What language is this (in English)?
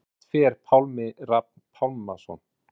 Icelandic